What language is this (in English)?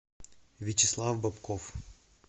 Russian